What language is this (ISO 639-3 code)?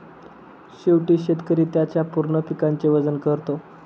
mar